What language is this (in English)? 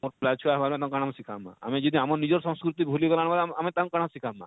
Odia